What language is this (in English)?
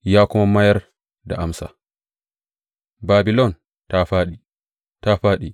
Hausa